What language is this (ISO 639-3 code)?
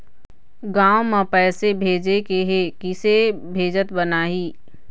hne